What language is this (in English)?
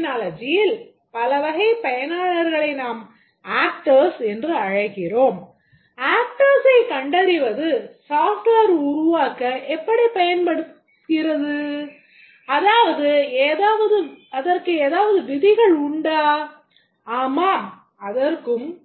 Tamil